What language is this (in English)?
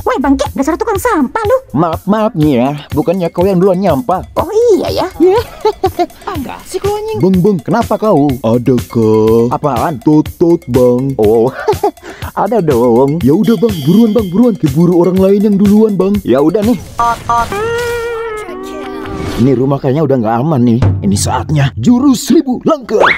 Indonesian